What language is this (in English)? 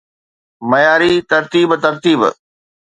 Sindhi